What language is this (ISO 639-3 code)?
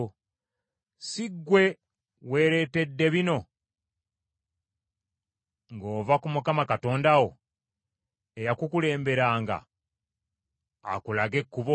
lug